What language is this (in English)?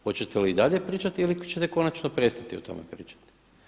Croatian